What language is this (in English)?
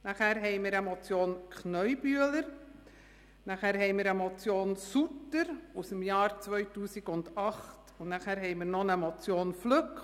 Swiss German